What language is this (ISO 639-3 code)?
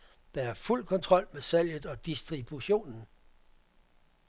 dan